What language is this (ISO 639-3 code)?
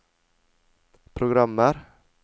nor